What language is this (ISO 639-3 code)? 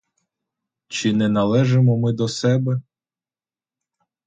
ukr